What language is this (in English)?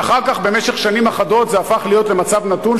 Hebrew